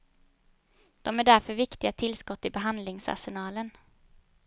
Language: Swedish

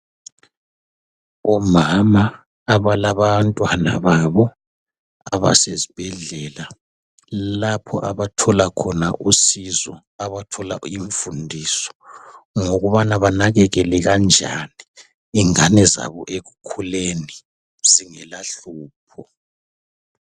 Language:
North Ndebele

